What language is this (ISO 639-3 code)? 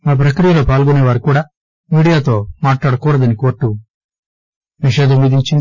tel